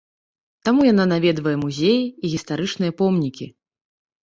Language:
Belarusian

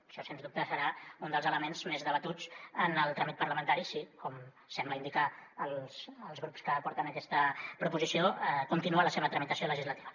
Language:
Catalan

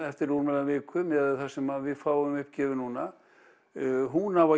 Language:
Icelandic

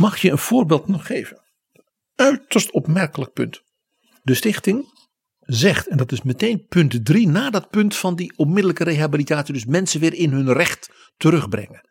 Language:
Dutch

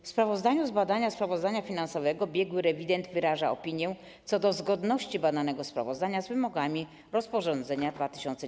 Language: Polish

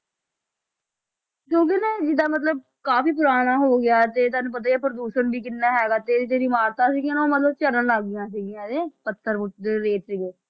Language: Punjabi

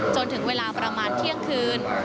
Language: Thai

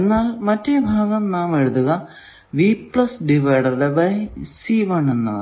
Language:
Malayalam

